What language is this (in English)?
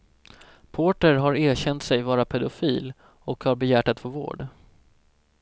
Swedish